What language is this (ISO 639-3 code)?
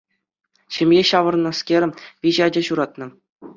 chv